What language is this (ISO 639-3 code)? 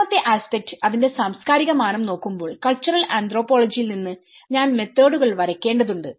mal